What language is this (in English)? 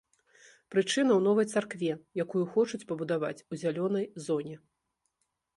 Belarusian